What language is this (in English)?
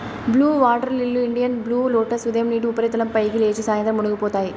Telugu